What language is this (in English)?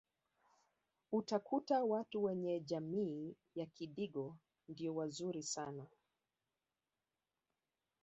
Swahili